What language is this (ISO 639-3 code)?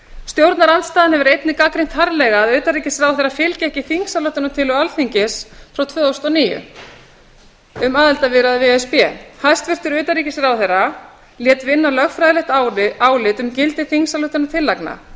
isl